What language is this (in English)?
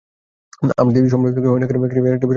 Bangla